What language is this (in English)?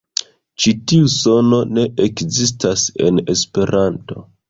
Esperanto